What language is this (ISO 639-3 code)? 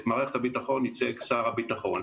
heb